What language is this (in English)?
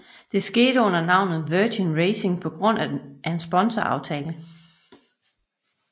Danish